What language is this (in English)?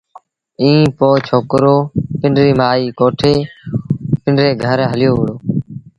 Sindhi Bhil